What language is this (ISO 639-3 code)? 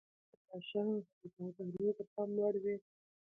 pus